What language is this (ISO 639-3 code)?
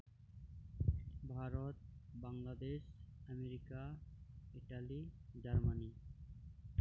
sat